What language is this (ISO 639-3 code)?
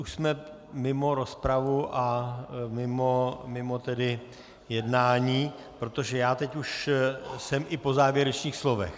ces